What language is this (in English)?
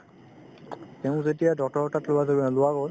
Assamese